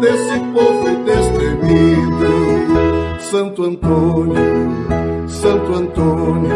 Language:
Portuguese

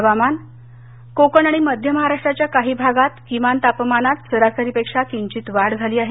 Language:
Marathi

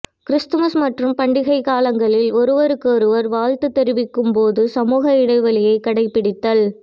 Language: Tamil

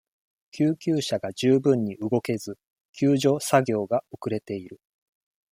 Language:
Japanese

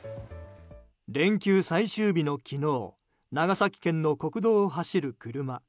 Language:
Japanese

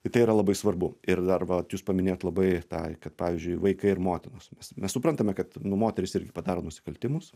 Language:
Lithuanian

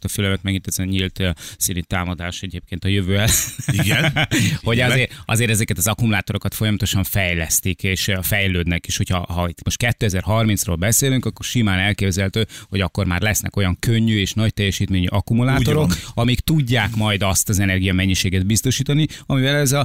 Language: Hungarian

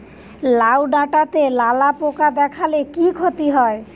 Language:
Bangla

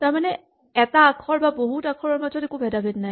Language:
Assamese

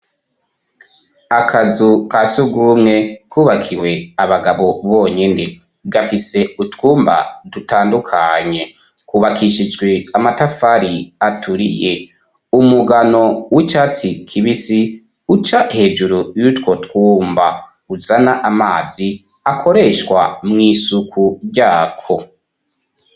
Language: Rundi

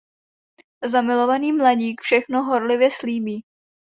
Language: Czech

